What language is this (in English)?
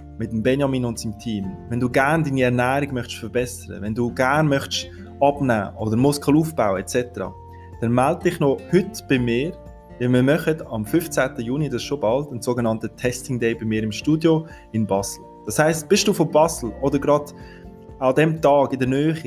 German